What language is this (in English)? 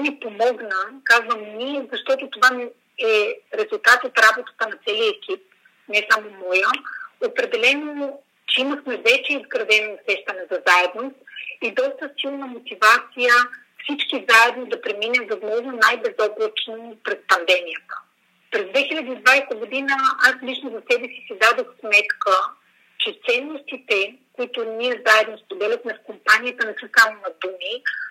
Bulgarian